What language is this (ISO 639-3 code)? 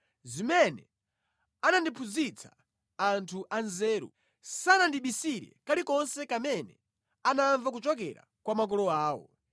nya